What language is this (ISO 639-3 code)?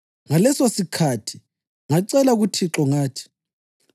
nde